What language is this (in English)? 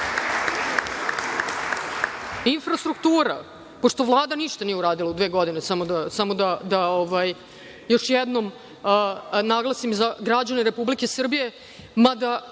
Serbian